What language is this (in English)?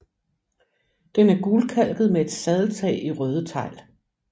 Danish